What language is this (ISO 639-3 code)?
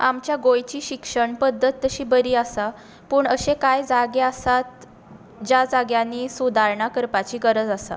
kok